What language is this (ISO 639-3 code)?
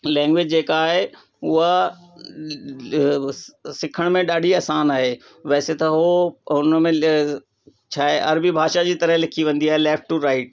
snd